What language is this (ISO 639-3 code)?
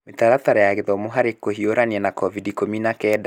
kik